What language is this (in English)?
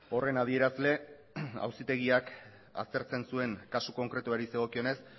Basque